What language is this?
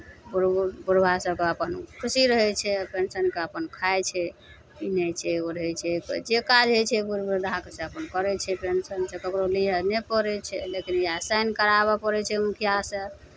Maithili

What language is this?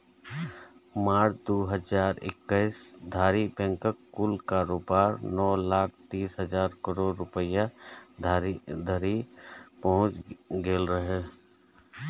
Maithili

